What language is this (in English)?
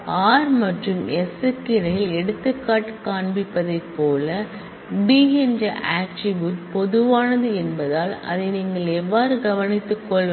Tamil